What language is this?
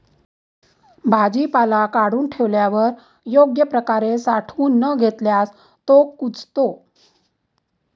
Marathi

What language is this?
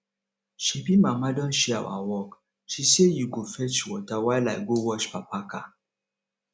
Nigerian Pidgin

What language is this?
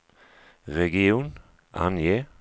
Swedish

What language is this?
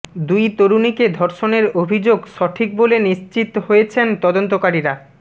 Bangla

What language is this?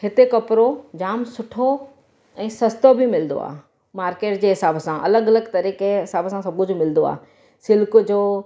Sindhi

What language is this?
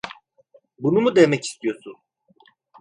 Turkish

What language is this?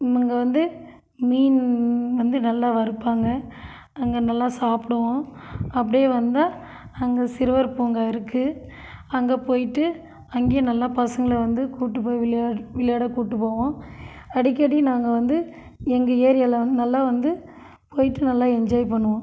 Tamil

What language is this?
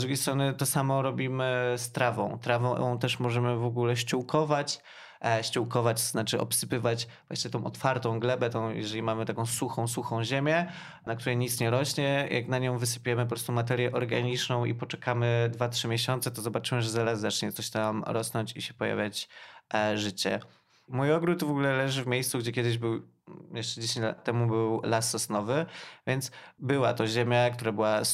Polish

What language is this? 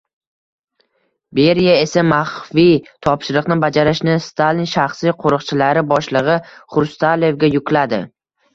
Uzbek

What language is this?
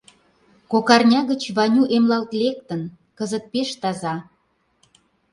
Mari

